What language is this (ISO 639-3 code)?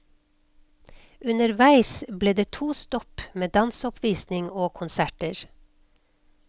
nor